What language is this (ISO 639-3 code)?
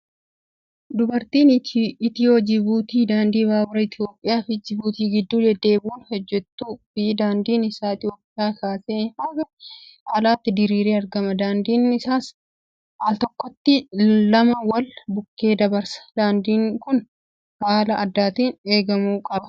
orm